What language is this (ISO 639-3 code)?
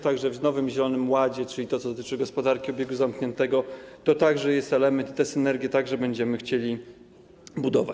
pol